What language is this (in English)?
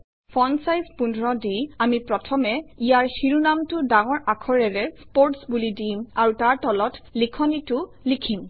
Assamese